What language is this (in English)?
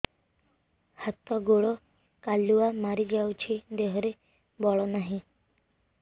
Odia